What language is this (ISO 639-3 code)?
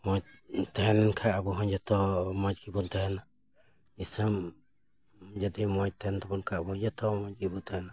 sat